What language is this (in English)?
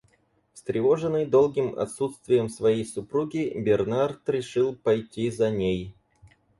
Russian